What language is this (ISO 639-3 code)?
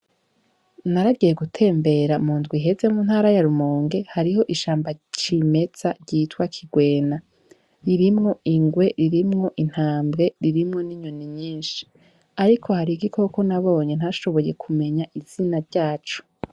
run